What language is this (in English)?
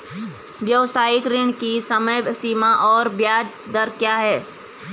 Hindi